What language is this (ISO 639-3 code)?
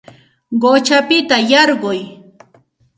qxt